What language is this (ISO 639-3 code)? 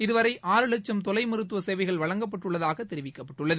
tam